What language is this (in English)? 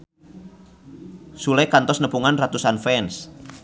Sundanese